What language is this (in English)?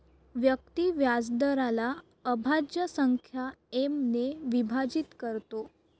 Marathi